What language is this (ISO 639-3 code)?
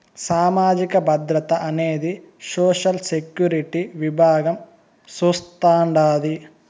tel